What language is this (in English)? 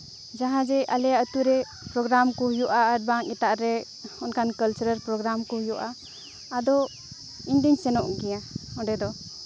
Santali